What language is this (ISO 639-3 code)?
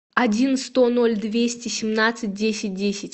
rus